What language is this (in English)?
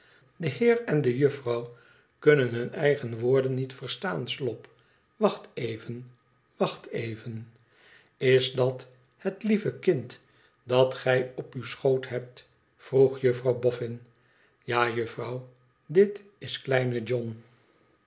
Dutch